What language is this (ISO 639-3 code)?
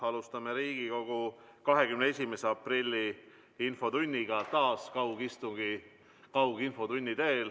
est